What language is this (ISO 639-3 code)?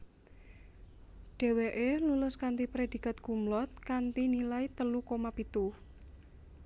jav